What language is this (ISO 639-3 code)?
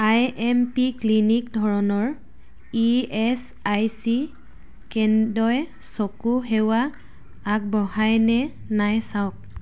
asm